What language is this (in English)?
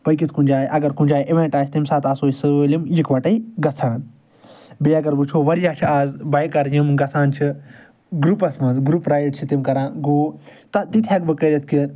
Kashmiri